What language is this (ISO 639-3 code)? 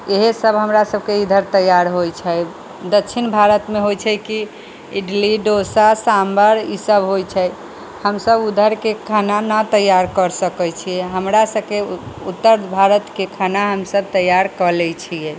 mai